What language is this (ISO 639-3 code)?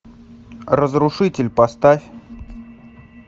rus